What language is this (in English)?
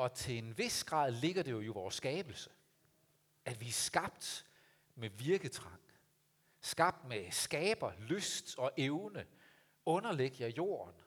Danish